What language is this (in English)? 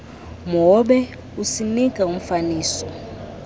Xhosa